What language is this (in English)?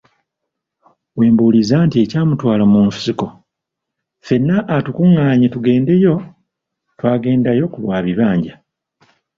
Ganda